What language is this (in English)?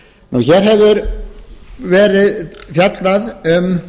Icelandic